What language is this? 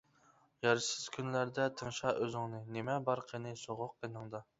Uyghur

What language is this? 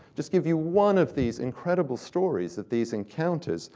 English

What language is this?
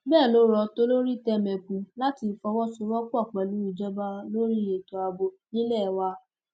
Yoruba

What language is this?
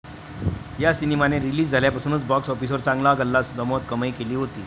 Marathi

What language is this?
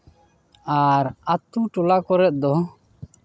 Santali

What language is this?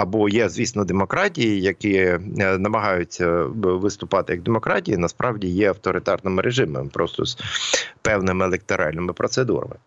Ukrainian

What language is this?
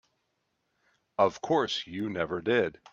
English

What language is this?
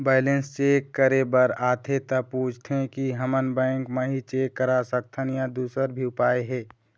Chhattisgarhi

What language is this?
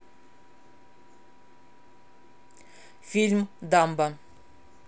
Russian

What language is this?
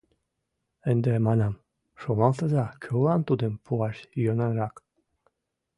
Mari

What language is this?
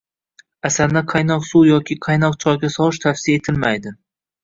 Uzbek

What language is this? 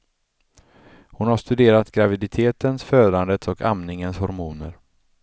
Swedish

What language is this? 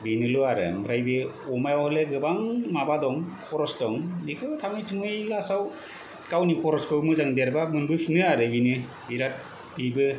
Bodo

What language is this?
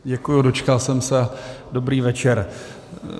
Czech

